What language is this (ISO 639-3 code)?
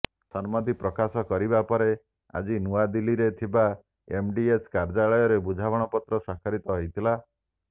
ori